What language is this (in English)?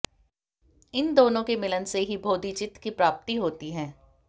Hindi